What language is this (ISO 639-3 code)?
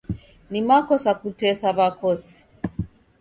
dav